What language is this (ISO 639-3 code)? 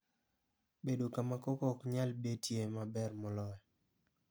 luo